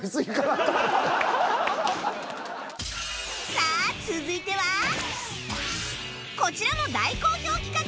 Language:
Japanese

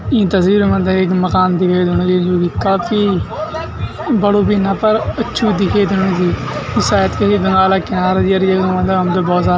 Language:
Garhwali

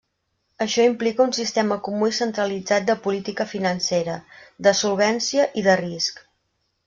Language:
Catalan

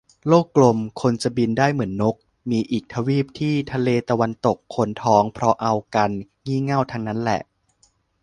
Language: Thai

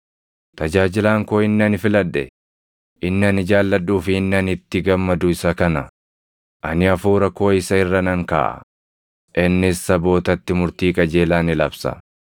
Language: Oromo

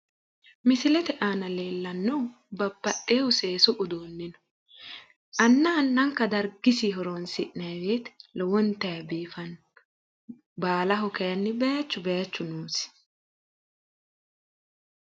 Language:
Sidamo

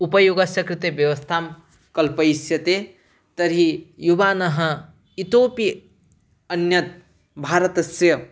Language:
Sanskrit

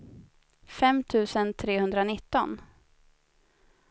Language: Swedish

